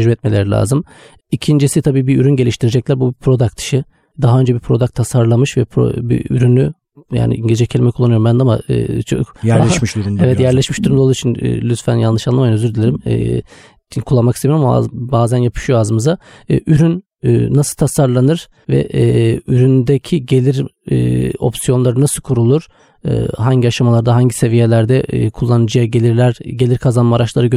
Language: Turkish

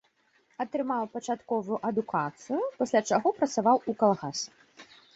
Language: Belarusian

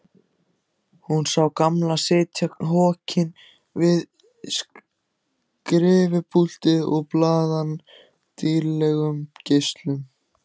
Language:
Icelandic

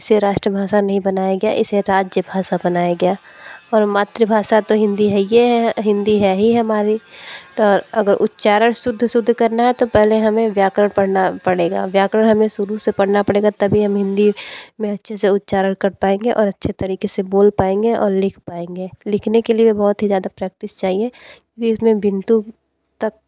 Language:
Hindi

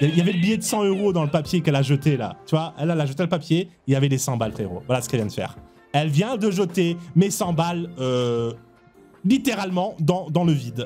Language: French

